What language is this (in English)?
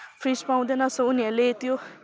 Nepali